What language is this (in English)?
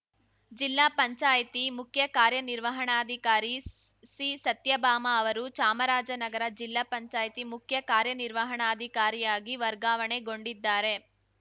Kannada